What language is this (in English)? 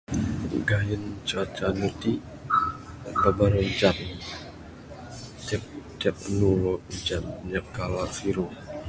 Bukar-Sadung Bidayuh